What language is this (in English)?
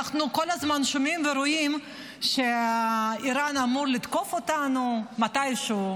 Hebrew